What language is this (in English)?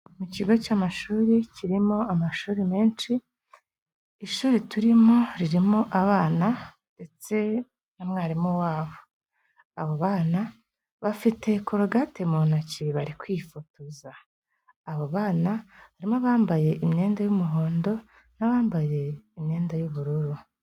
Kinyarwanda